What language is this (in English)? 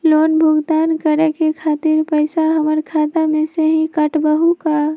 Magahi